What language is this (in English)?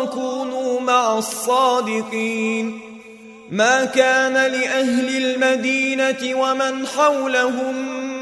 Arabic